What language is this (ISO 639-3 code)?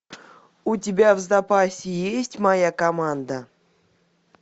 rus